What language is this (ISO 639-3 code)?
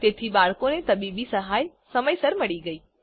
guj